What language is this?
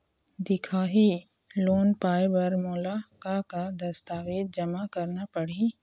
Chhattisgarhi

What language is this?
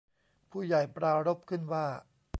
Thai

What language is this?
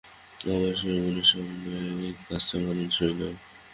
Bangla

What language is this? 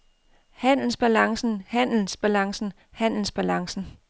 Danish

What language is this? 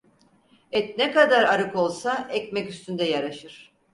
Turkish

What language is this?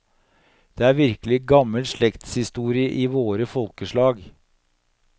Norwegian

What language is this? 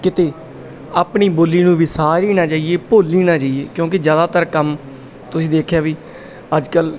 Punjabi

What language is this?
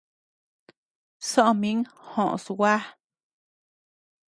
Tepeuxila Cuicatec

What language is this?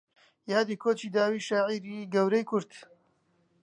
Central Kurdish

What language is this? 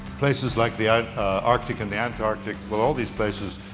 English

